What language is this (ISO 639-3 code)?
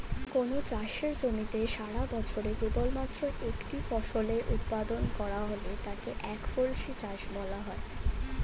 ben